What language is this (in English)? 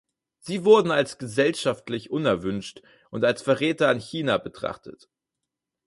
German